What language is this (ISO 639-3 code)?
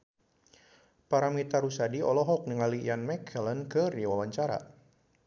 sun